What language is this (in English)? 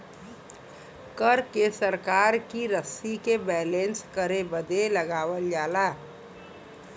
Bhojpuri